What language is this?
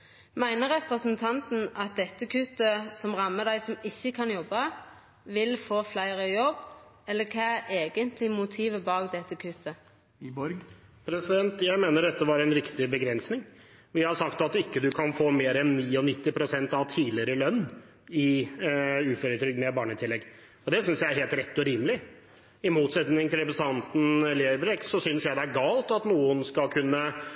Norwegian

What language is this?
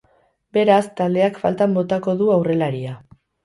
Basque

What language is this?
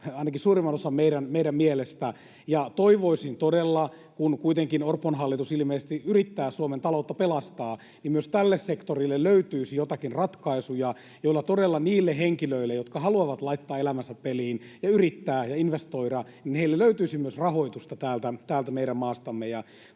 Finnish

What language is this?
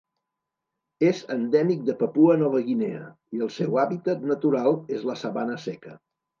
Catalan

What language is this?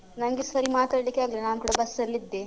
Kannada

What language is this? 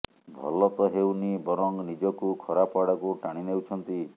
Odia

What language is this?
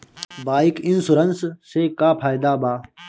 Bhojpuri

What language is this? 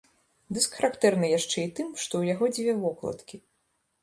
Belarusian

